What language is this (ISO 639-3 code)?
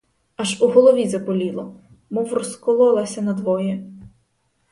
ukr